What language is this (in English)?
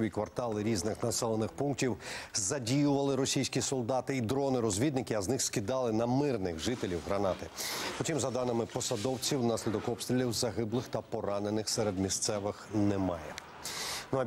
Ukrainian